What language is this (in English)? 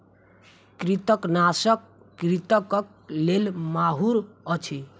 Maithili